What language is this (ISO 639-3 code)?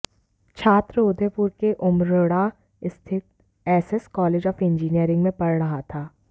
hin